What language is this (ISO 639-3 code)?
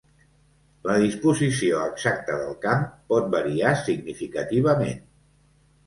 cat